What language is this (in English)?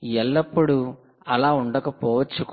Telugu